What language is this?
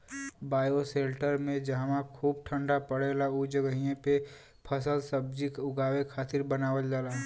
Bhojpuri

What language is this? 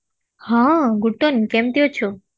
Odia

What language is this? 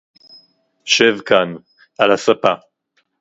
Hebrew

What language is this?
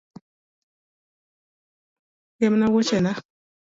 Luo (Kenya and Tanzania)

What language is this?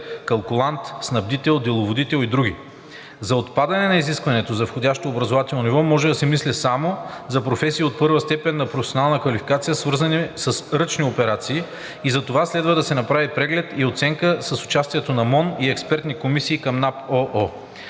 Bulgarian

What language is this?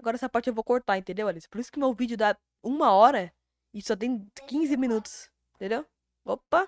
Portuguese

